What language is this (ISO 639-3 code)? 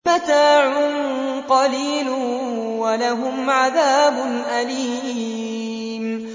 ara